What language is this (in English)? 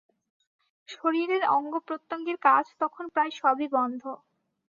Bangla